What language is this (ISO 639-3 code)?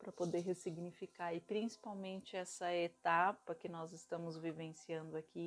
por